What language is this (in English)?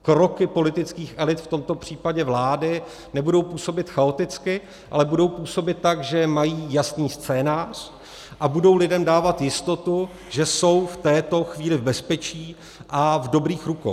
Czech